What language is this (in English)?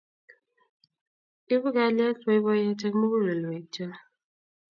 Kalenjin